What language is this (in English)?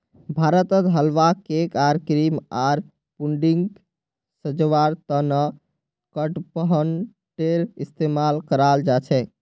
Magahi